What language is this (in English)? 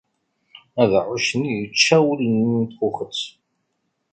Kabyle